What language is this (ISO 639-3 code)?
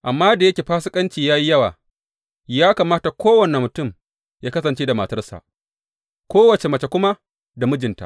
hau